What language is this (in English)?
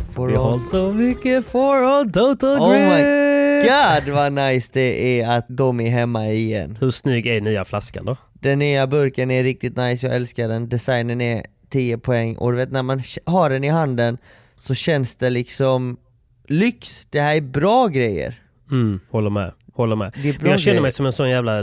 Swedish